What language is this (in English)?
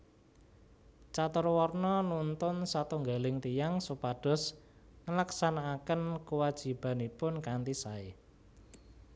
Javanese